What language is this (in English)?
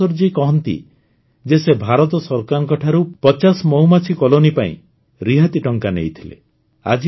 Odia